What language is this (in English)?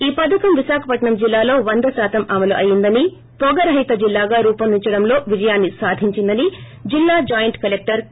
Telugu